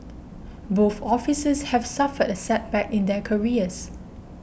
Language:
English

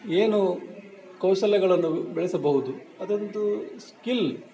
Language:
Kannada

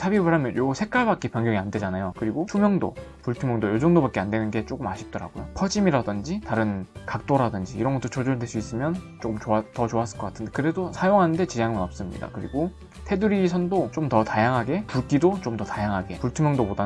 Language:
Korean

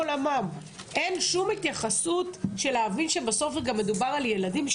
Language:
Hebrew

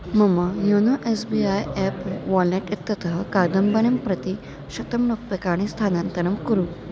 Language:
Sanskrit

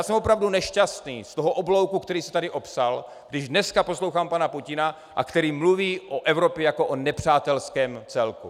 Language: Czech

